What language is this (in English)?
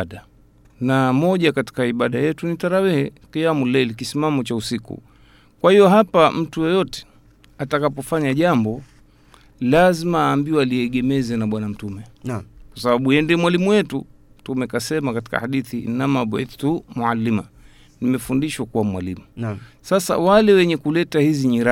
Swahili